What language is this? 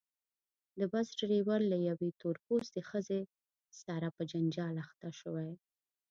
Pashto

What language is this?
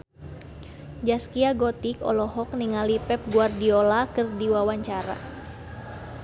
Sundanese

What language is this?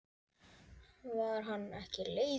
Icelandic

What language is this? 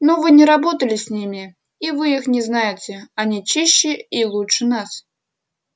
Russian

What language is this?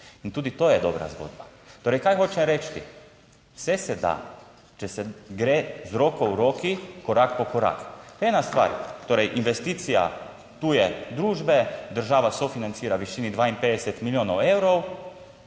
Slovenian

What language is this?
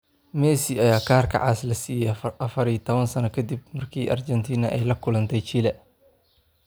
Somali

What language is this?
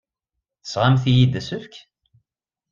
Kabyle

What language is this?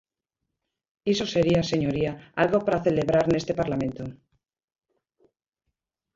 Galician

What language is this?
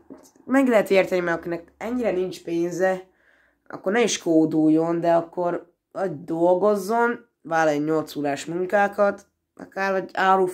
Hungarian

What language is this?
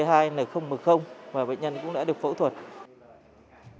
Vietnamese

